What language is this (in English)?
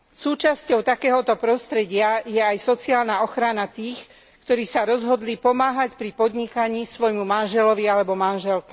Slovak